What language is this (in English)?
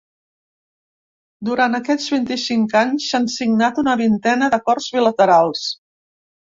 Catalan